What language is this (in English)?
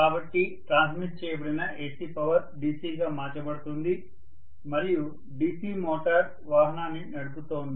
Telugu